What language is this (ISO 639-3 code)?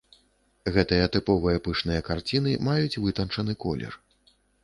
bel